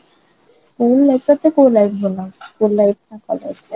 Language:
Odia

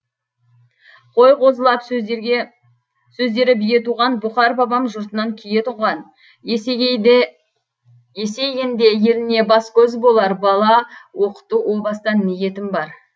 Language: Kazakh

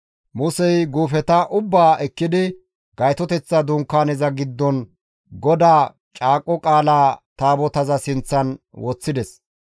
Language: Gamo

